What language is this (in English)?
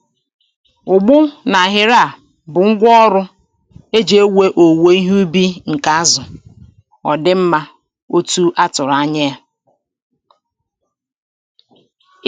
Igbo